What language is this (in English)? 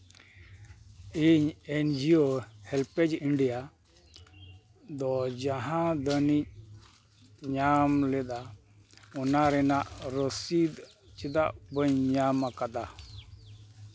Santali